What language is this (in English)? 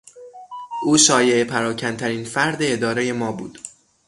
Persian